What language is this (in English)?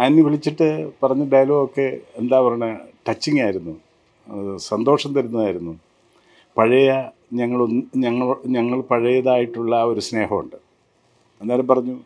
Malayalam